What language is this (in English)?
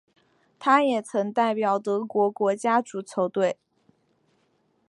Chinese